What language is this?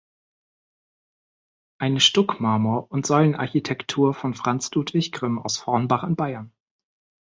German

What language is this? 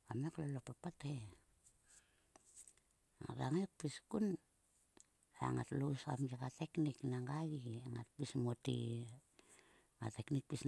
Sulka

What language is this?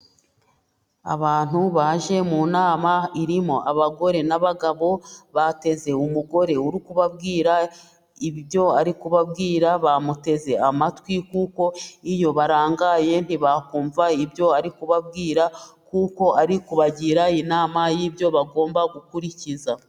Kinyarwanda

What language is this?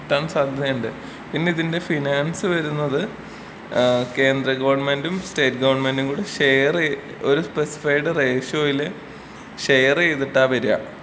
Malayalam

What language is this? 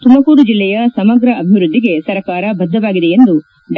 Kannada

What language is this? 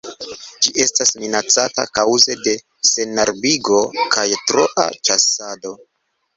Esperanto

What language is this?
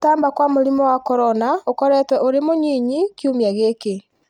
Kikuyu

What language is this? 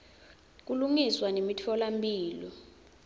Swati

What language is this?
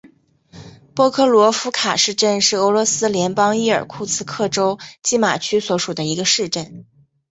Chinese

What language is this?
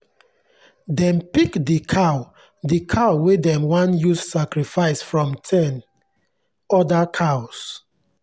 Nigerian Pidgin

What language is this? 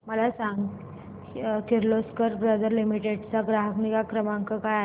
Marathi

